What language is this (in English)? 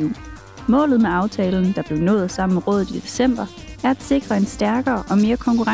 Danish